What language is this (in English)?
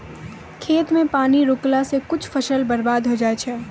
Maithili